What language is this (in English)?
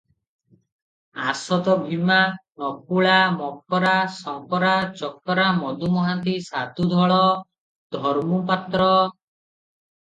Odia